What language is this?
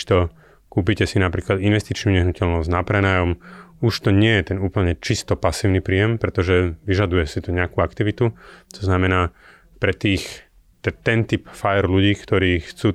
Slovak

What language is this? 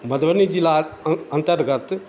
Maithili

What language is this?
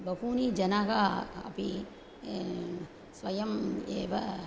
Sanskrit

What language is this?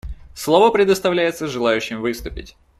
Russian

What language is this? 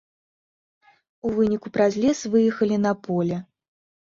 Belarusian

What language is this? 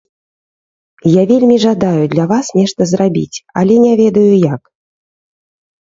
Belarusian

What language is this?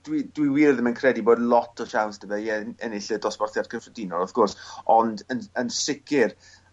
Welsh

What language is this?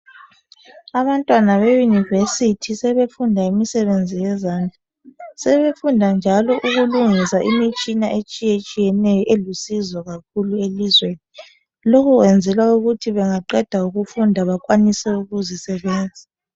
North Ndebele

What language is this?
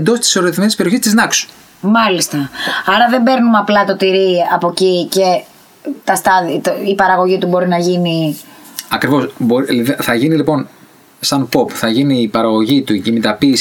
Greek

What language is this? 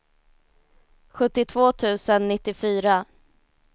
Swedish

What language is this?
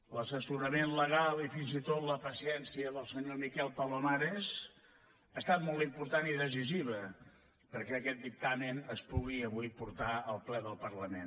Catalan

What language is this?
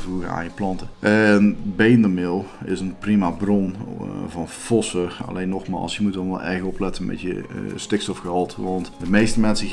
Dutch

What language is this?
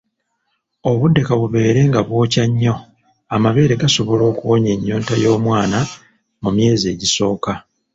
Ganda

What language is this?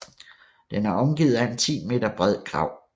Danish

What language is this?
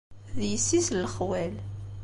Kabyle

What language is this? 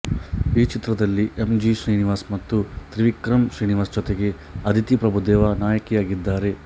Kannada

